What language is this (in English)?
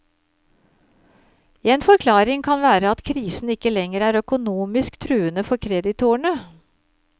Norwegian